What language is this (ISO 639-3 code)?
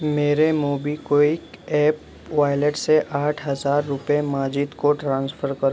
urd